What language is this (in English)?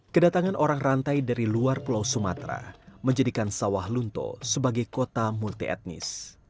Indonesian